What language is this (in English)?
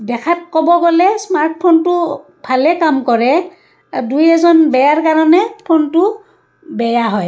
Assamese